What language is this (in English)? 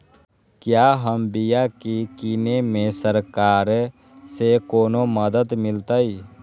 Magahi